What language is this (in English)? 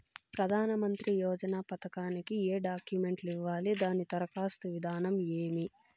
Telugu